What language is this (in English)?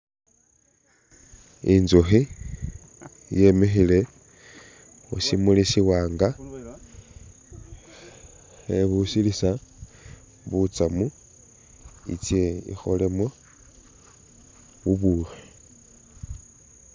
Masaaba